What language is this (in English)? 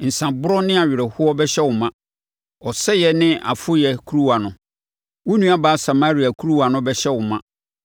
Akan